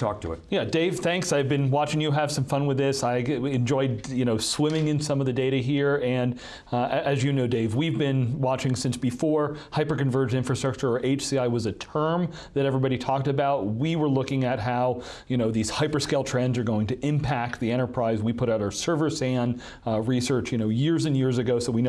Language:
English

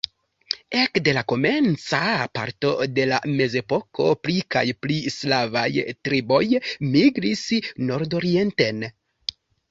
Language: Esperanto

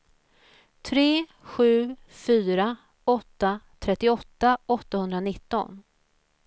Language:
Swedish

